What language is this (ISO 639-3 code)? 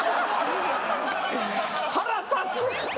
jpn